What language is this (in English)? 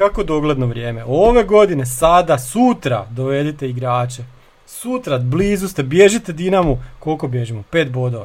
Croatian